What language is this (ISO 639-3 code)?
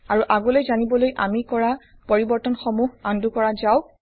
asm